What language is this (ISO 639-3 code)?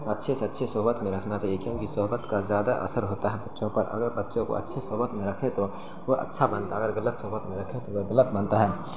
urd